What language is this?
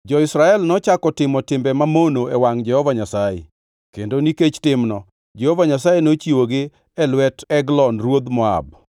Luo (Kenya and Tanzania)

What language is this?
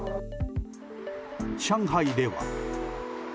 Japanese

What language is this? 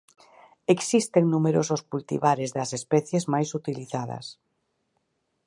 Galician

